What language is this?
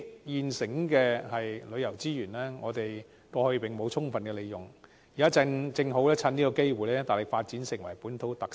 Cantonese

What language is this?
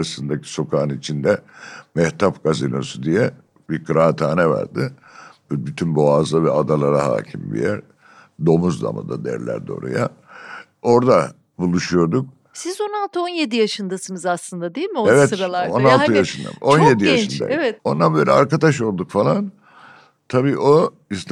Turkish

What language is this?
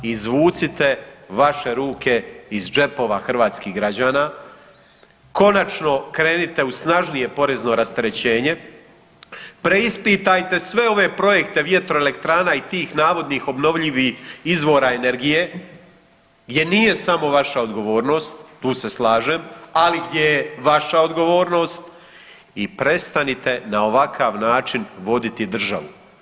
Croatian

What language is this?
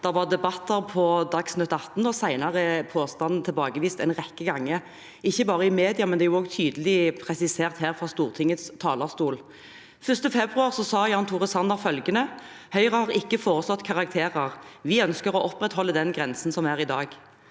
Norwegian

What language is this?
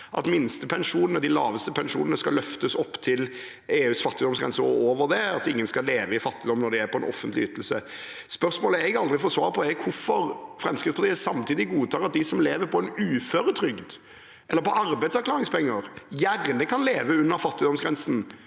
Norwegian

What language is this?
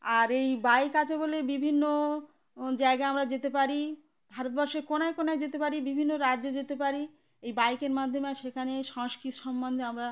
Bangla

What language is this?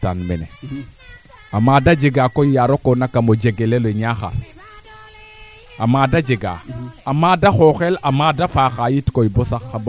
Serer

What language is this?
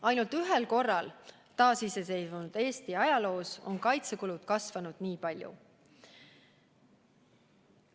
Estonian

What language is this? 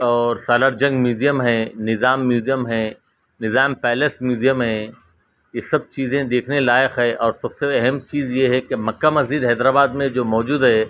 Urdu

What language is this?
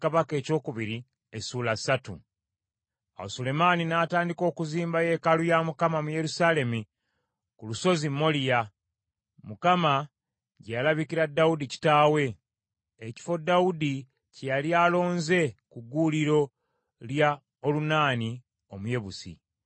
Ganda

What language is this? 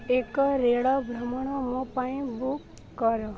Odia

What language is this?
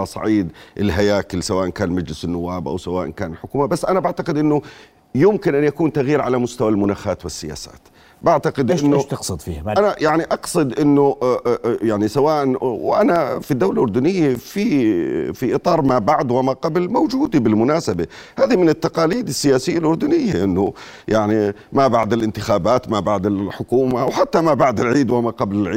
Arabic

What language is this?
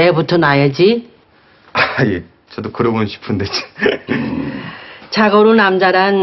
Korean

